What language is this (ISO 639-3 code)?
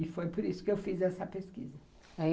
por